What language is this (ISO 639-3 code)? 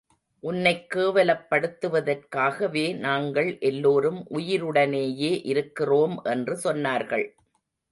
tam